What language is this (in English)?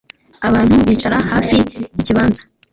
Kinyarwanda